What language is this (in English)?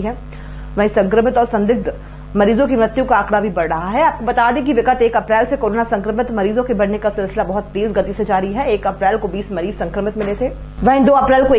Hindi